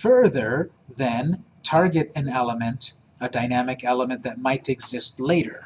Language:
English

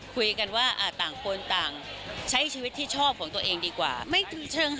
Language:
Thai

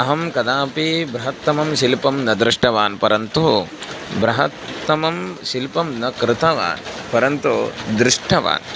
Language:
Sanskrit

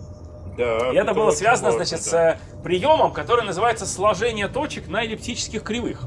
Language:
Russian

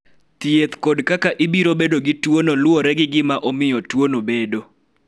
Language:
Luo (Kenya and Tanzania)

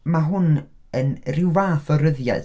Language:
Welsh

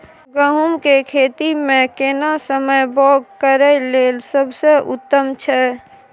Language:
Maithili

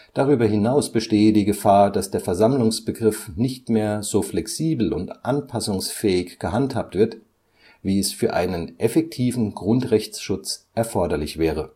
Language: German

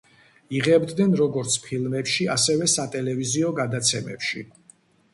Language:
Georgian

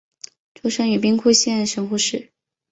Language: Chinese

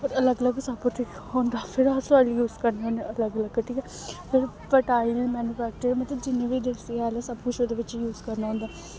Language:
Dogri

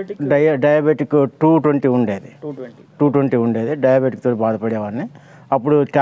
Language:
Telugu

